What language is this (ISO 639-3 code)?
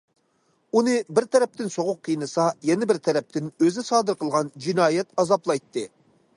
uig